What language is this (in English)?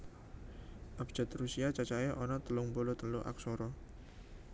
Javanese